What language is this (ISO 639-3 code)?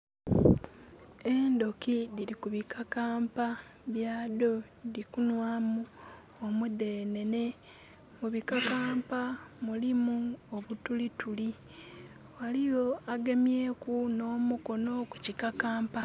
xog